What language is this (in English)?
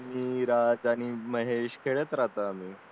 Marathi